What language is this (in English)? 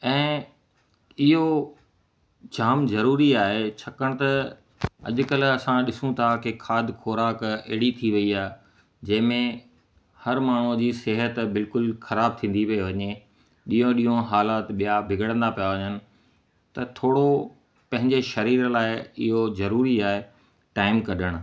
Sindhi